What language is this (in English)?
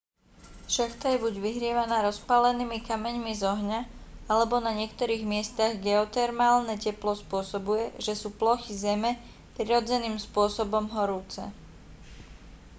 Slovak